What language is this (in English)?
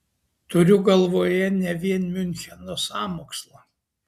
Lithuanian